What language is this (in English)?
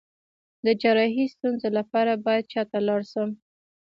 Pashto